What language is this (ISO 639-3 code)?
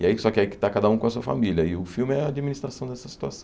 por